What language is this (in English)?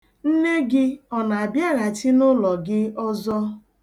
Igbo